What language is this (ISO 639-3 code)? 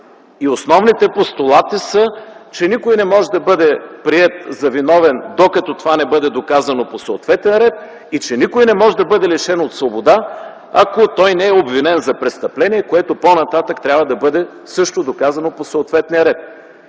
bul